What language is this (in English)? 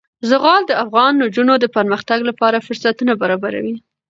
Pashto